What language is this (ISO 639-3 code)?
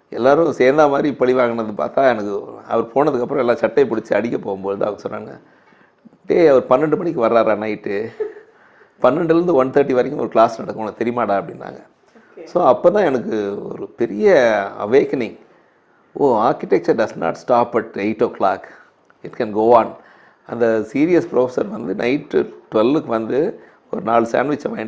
tam